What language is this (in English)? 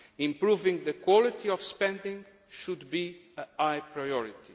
English